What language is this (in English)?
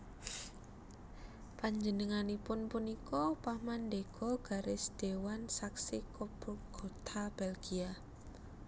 Javanese